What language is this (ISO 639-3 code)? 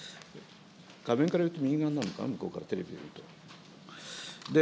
jpn